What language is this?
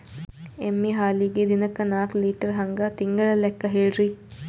Kannada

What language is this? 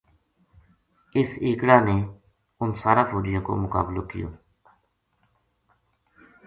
Gujari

